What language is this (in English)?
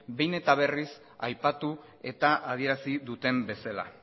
Basque